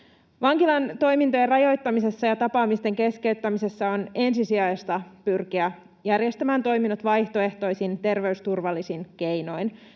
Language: Finnish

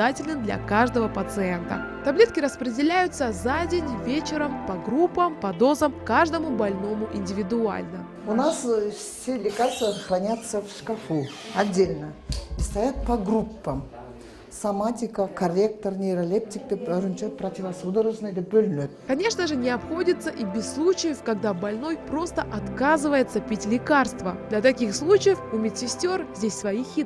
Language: Russian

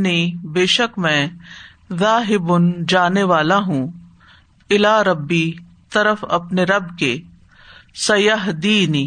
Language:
Urdu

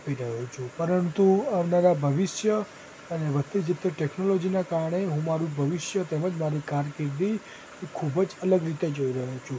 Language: Gujarati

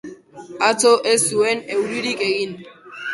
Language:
Basque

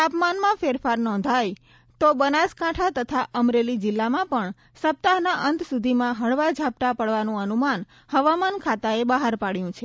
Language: Gujarati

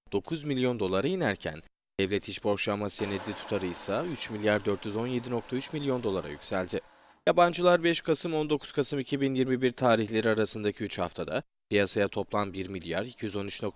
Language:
Turkish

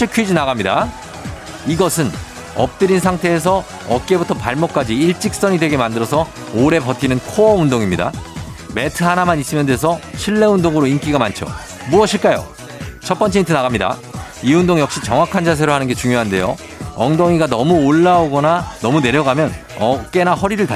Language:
Korean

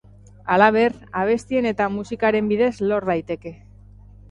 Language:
Basque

